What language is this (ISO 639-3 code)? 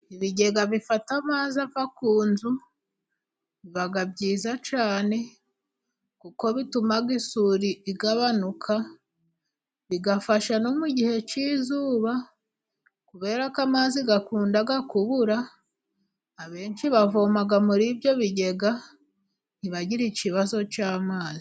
kin